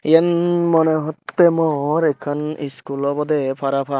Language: Chakma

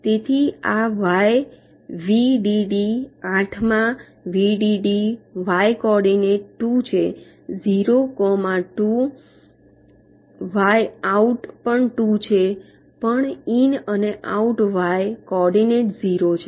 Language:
Gujarati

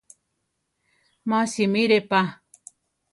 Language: Central Tarahumara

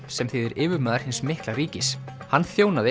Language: Icelandic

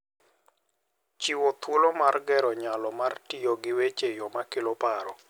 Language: Luo (Kenya and Tanzania)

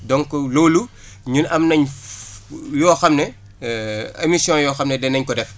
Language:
Wolof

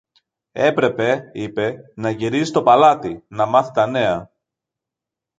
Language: Greek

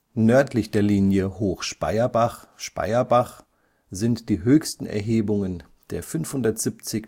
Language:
German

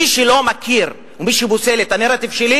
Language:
Hebrew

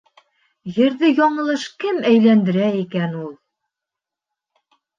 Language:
Bashkir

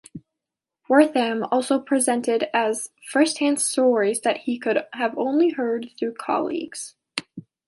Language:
English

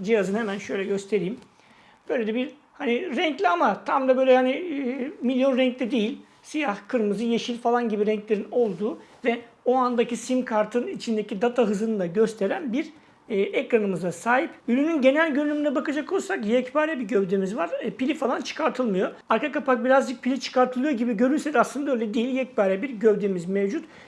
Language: Turkish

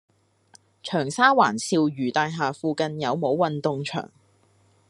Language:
Cantonese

